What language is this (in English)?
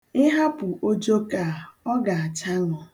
Igbo